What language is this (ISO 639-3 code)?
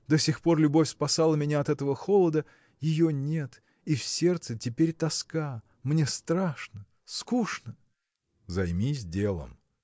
rus